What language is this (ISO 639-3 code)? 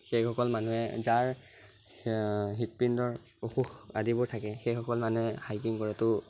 asm